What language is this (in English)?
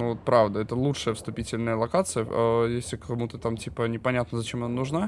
Russian